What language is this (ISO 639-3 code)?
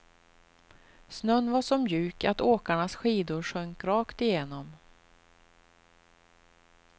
swe